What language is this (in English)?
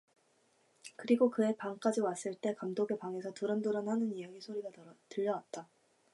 Korean